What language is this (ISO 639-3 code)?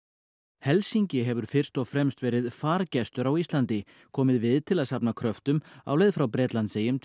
isl